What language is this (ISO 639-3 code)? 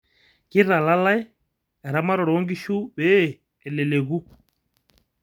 mas